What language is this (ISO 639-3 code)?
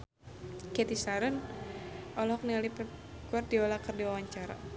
sun